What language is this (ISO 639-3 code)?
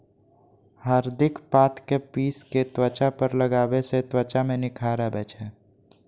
mai